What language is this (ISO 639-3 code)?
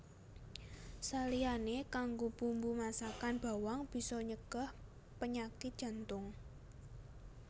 jav